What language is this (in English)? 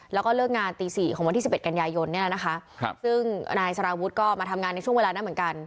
Thai